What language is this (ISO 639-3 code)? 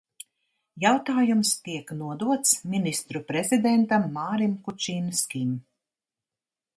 lav